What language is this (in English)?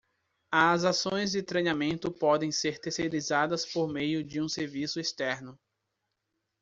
Portuguese